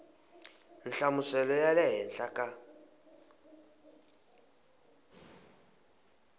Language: Tsonga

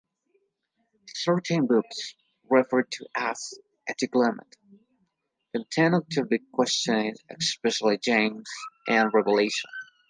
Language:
English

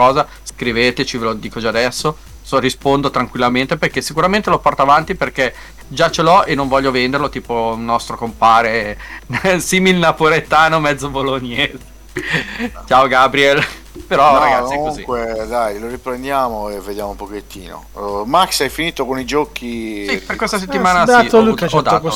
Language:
Italian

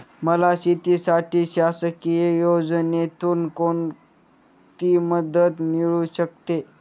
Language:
Marathi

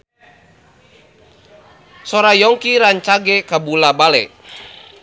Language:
Sundanese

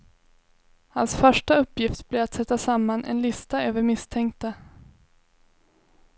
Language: Swedish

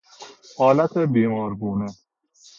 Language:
Persian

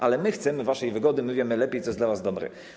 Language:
Polish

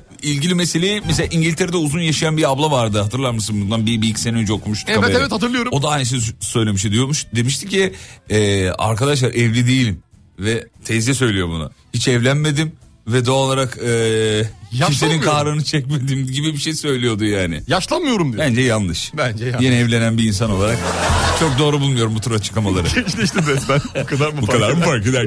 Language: Turkish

